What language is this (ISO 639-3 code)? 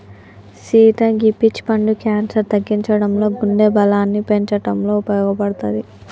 tel